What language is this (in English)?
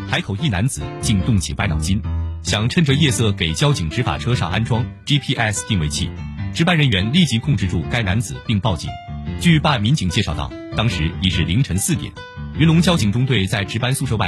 Chinese